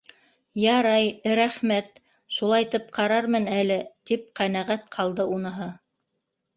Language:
Bashkir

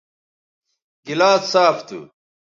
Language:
Bateri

